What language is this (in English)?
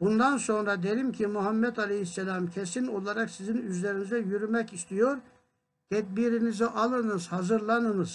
Turkish